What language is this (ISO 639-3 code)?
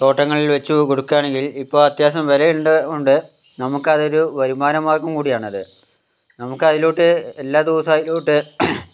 mal